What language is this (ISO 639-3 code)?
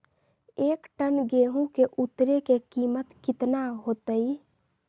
mag